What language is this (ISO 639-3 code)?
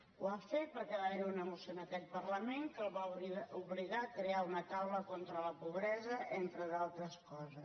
cat